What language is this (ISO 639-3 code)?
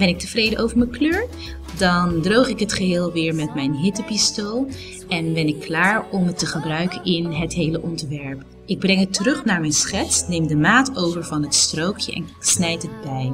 nld